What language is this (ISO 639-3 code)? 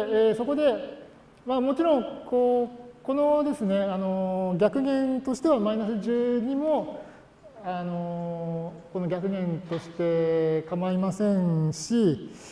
jpn